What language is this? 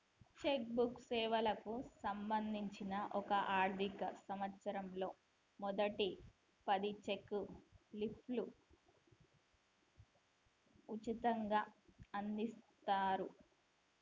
Telugu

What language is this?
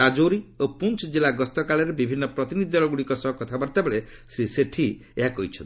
Odia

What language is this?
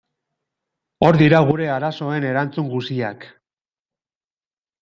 Basque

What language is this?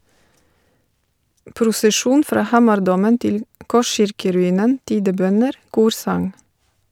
Norwegian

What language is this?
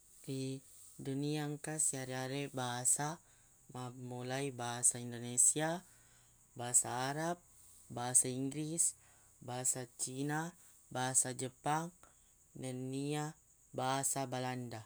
Buginese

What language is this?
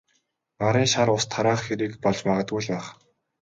Mongolian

